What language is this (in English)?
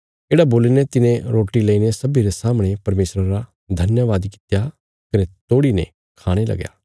Bilaspuri